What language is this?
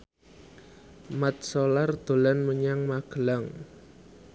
Javanese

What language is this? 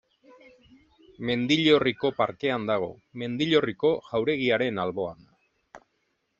Basque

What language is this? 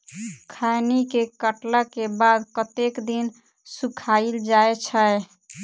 Maithili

